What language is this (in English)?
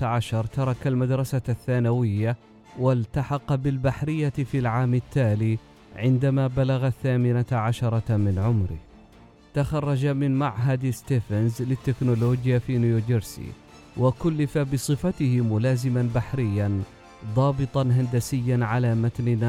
Arabic